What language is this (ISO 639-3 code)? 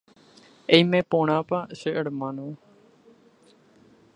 grn